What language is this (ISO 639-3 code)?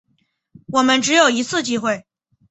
zho